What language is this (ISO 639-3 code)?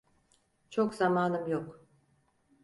tur